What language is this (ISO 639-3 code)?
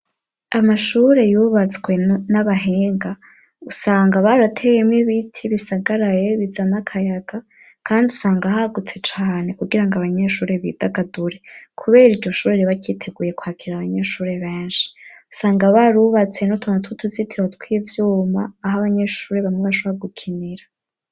run